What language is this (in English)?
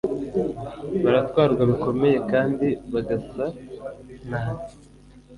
Kinyarwanda